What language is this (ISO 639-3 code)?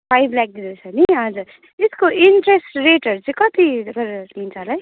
nep